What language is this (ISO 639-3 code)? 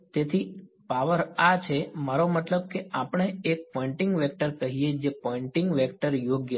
guj